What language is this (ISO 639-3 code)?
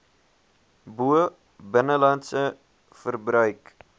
afr